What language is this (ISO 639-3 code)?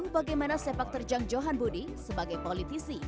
ind